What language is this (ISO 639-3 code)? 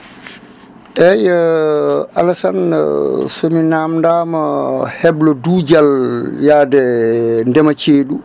ful